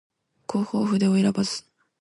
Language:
Japanese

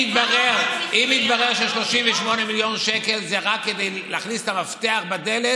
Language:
Hebrew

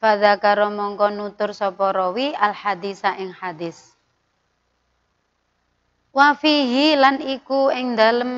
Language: Indonesian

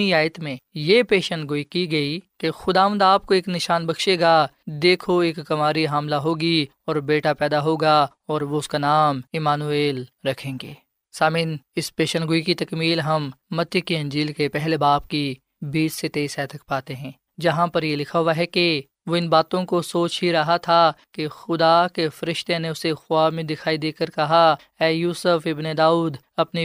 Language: Urdu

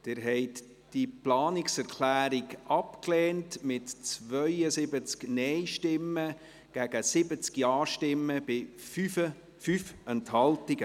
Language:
Swiss German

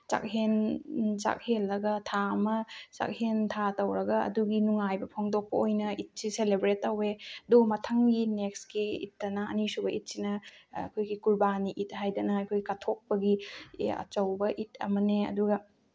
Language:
Manipuri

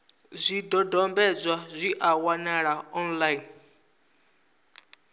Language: Venda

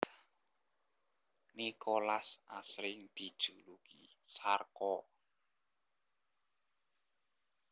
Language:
Javanese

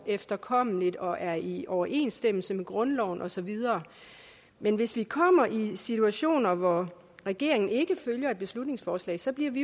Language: Danish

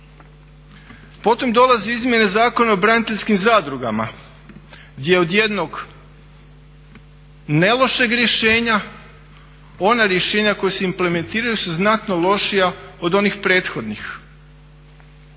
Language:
Croatian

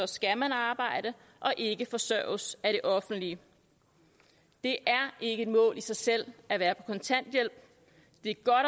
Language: Danish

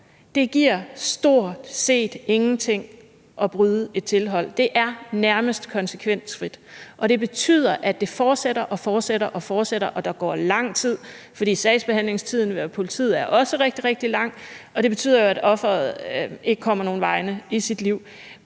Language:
Danish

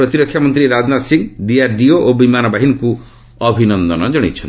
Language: Odia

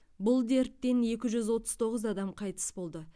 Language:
Kazakh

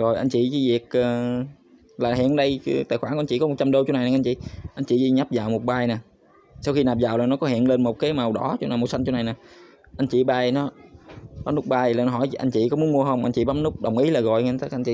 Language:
Vietnamese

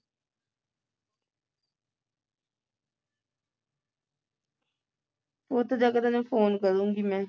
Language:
Punjabi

